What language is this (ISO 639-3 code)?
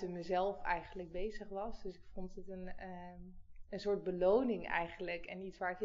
nld